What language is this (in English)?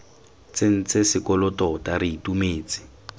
Tswana